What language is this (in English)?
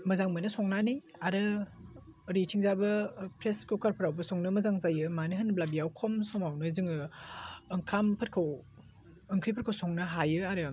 Bodo